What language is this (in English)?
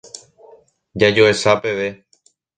Guarani